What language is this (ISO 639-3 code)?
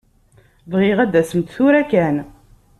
kab